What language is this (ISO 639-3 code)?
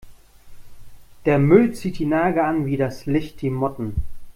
deu